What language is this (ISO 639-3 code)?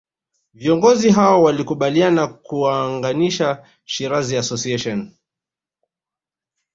swa